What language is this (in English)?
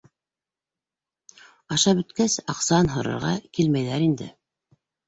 Bashkir